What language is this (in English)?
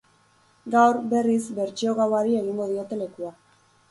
Basque